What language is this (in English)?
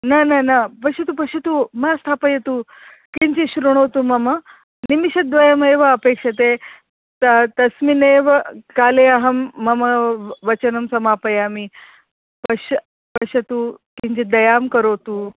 Sanskrit